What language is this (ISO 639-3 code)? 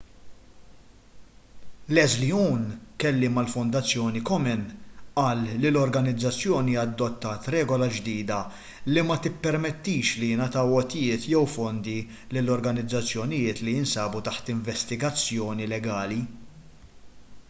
mlt